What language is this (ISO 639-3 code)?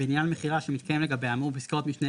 heb